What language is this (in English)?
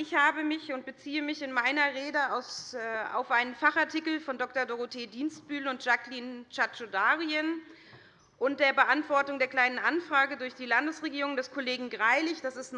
German